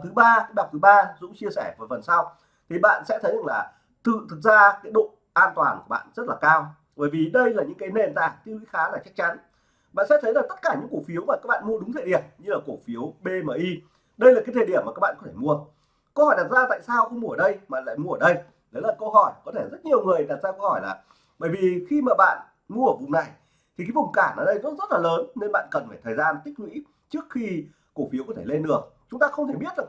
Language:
Vietnamese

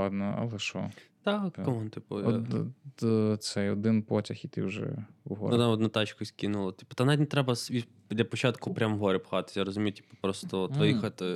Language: Ukrainian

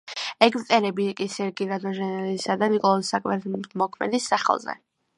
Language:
Georgian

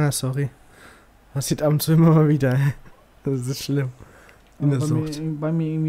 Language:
German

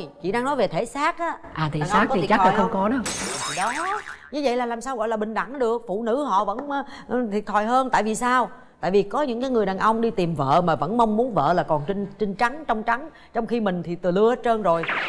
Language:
Vietnamese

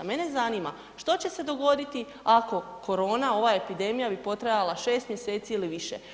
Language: Croatian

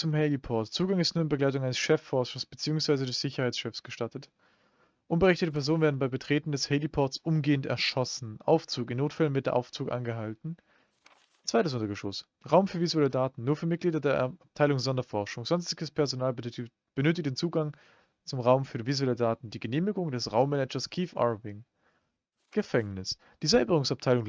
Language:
German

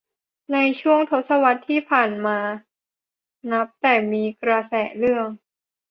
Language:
Thai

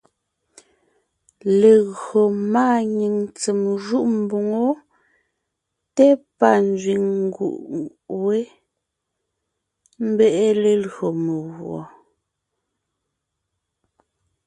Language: Ngiemboon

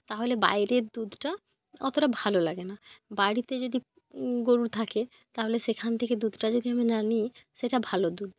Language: Bangla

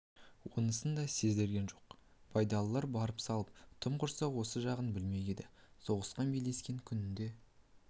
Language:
Kazakh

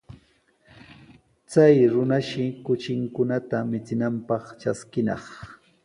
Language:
Sihuas Ancash Quechua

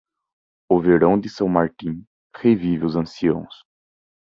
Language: Portuguese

